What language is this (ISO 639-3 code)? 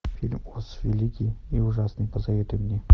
rus